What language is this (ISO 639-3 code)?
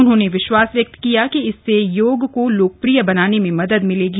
hin